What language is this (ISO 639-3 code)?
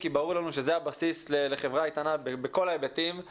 heb